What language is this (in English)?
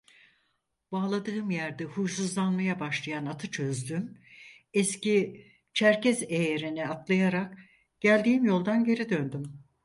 Turkish